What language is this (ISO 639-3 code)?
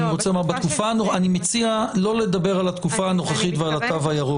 heb